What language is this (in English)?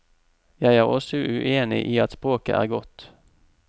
Norwegian